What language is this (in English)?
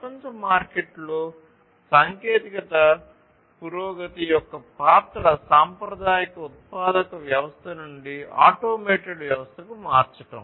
Telugu